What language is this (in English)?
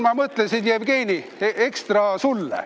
Estonian